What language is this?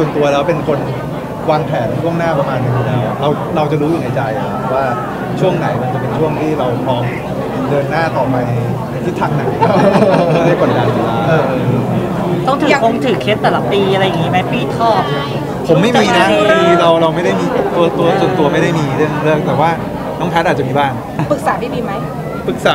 Thai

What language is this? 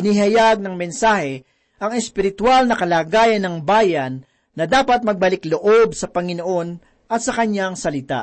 Filipino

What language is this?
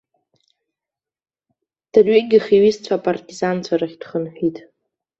Abkhazian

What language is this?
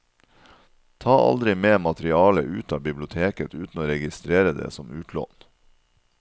Norwegian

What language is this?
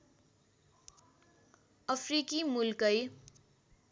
Nepali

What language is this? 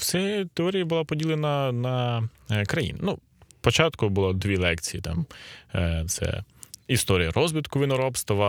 Ukrainian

